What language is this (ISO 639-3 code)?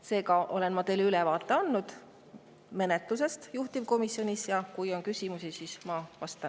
est